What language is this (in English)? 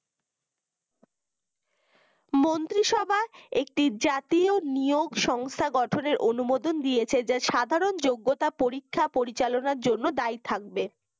Bangla